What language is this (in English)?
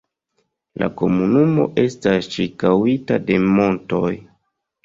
Esperanto